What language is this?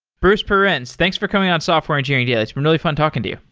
English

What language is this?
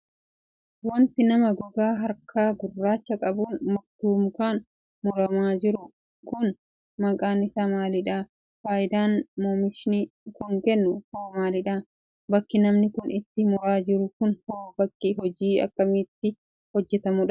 Oromo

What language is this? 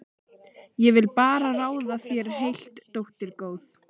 Icelandic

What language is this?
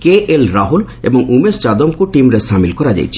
Odia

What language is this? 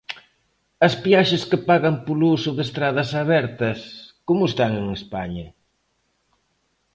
Galician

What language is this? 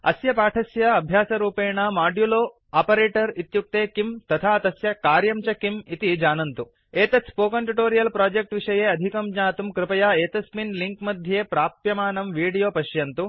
Sanskrit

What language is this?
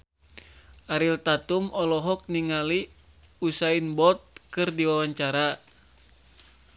Sundanese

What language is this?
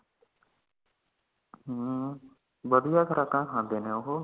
Punjabi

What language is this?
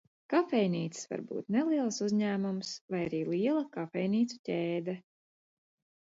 Latvian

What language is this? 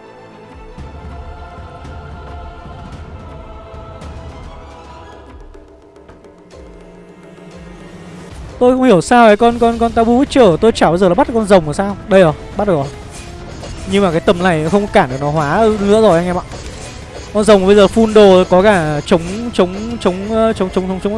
Vietnamese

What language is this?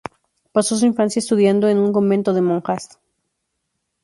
Spanish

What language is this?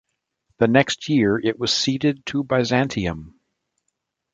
English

